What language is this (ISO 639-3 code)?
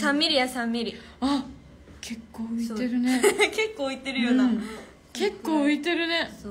jpn